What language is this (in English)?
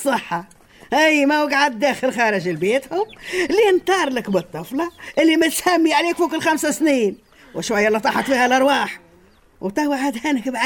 Arabic